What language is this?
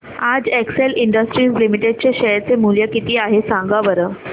Marathi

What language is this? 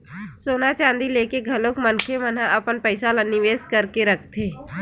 Chhattisgarhi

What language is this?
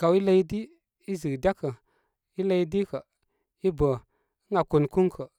Koma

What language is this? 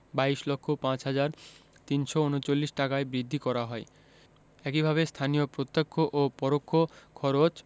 Bangla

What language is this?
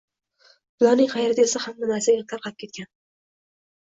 Uzbek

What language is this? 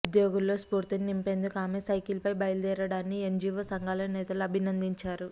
Telugu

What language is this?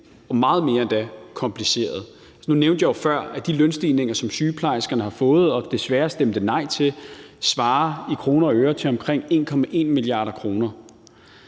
Danish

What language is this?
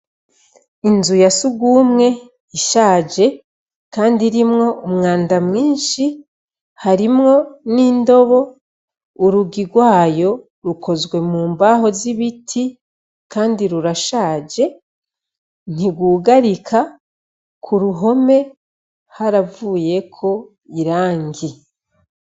Rundi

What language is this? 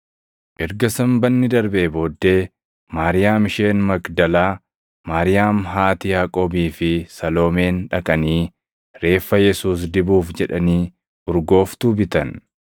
Oromo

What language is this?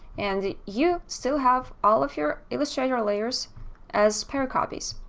English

